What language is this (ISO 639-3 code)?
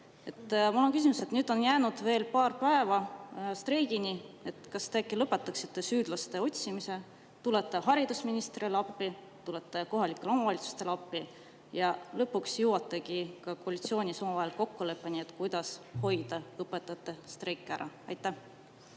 est